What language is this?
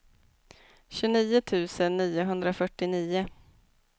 Swedish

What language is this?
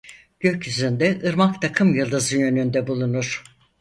Turkish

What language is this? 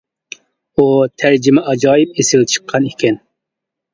Uyghur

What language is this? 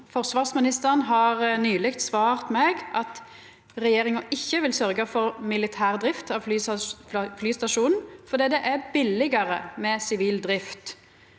Norwegian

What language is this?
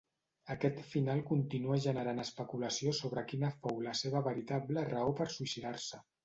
Catalan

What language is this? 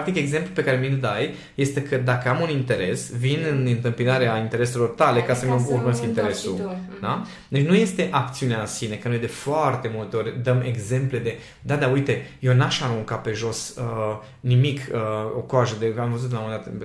Romanian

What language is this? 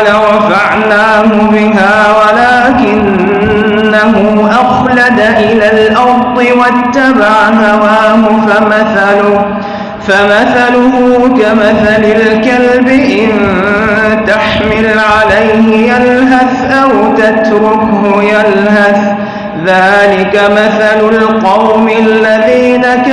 Arabic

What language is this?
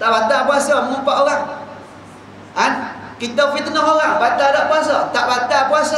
Malay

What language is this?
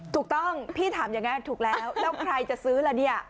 Thai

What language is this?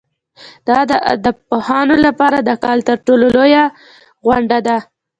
Pashto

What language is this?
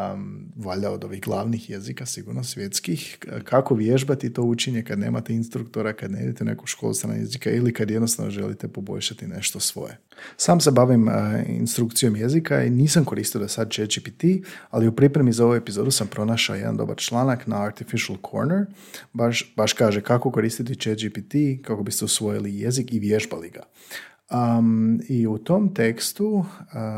Croatian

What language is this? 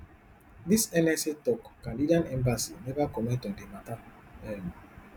Nigerian Pidgin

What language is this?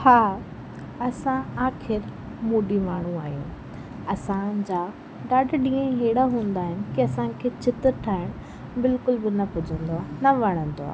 Sindhi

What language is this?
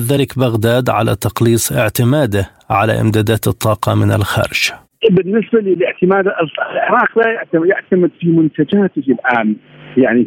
Arabic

